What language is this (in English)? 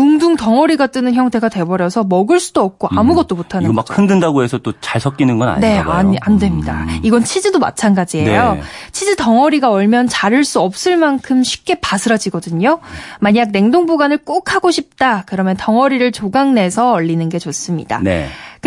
Korean